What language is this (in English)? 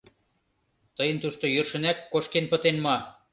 Mari